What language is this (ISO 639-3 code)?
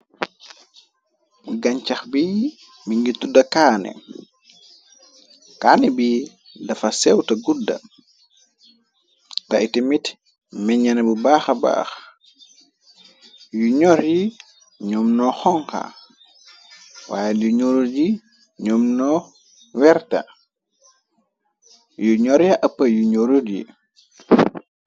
wol